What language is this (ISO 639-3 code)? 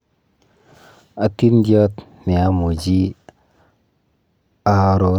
kln